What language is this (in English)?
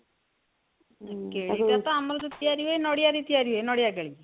Odia